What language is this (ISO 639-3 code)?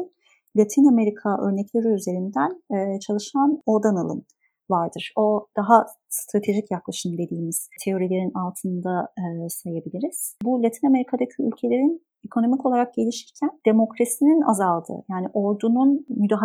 tur